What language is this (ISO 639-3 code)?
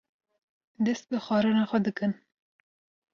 kur